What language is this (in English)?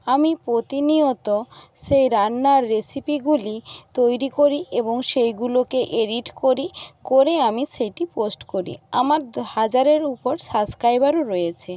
Bangla